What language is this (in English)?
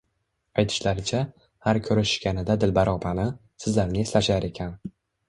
Uzbek